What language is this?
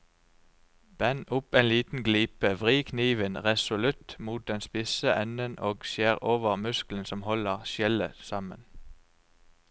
Norwegian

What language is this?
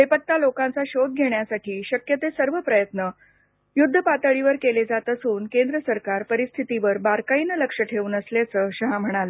Marathi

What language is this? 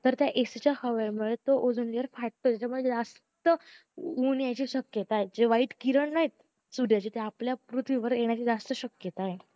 Marathi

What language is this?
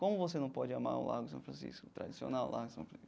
Portuguese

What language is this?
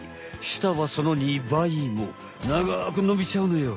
Japanese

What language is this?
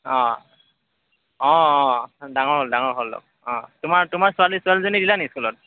Assamese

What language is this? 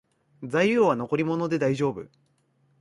Japanese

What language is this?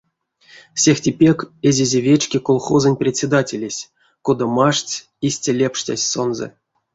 Erzya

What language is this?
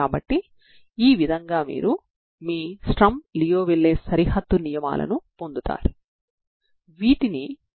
Telugu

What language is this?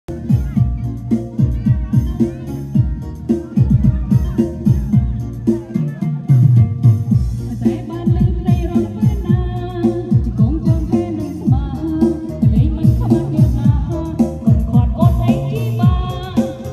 Thai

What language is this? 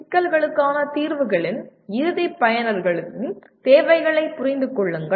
Tamil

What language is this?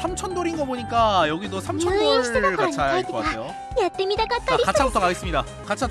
Korean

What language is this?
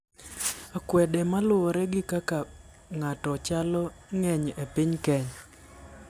Luo (Kenya and Tanzania)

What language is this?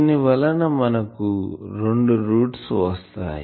Telugu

